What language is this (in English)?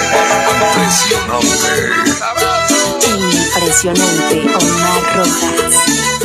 Spanish